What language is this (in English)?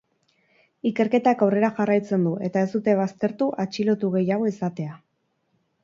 Basque